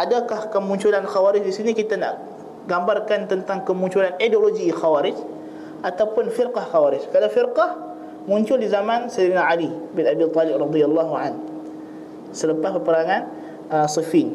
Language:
Malay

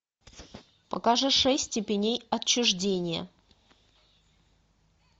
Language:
Russian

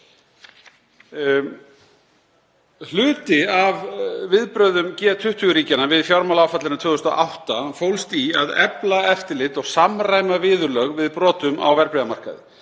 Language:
Icelandic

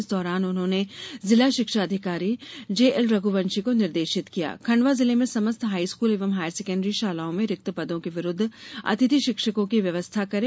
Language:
Hindi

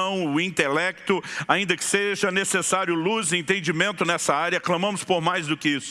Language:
Portuguese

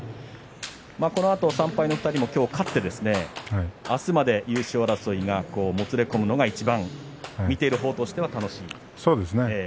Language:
Japanese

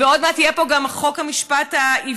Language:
Hebrew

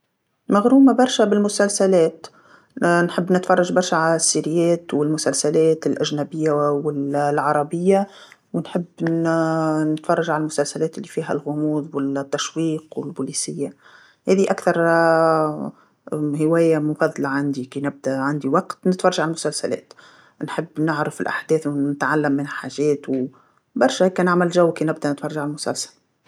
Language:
Tunisian Arabic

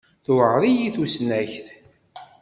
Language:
Kabyle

